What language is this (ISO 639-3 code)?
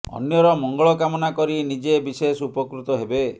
ori